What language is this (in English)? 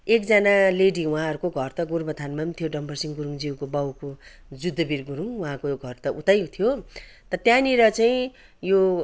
Nepali